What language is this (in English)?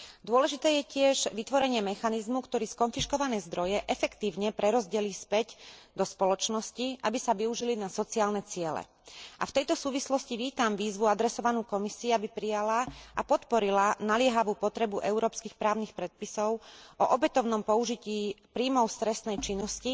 Slovak